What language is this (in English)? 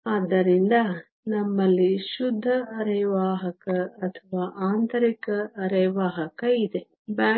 Kannada